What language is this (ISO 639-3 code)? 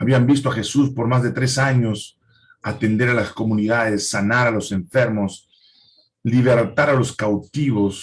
spa